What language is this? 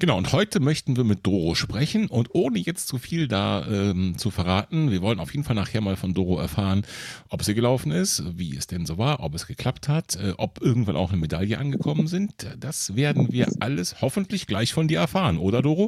German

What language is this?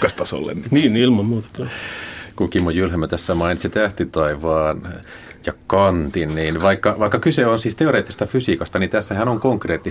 Finnish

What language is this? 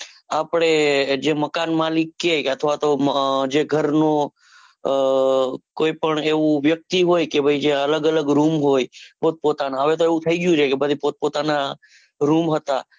Gujarati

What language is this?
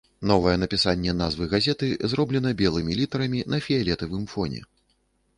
Belarusian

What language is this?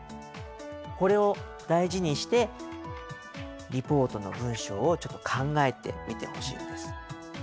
Japanese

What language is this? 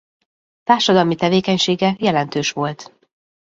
Hungarian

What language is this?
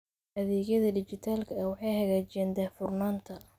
Somali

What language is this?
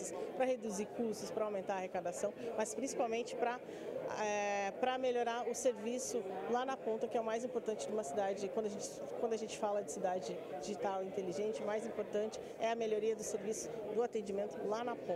Portuguese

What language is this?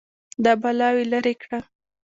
Pashto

